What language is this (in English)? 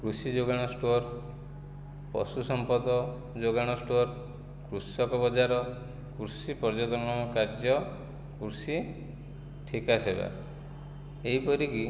Odia